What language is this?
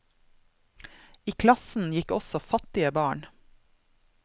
Norwegian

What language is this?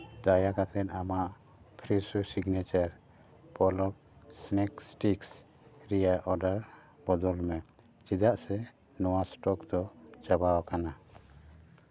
Santali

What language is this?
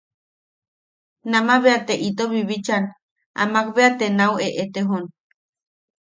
Yaqui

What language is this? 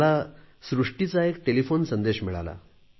Marathi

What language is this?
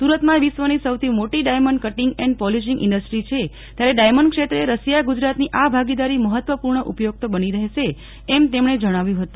Gujarati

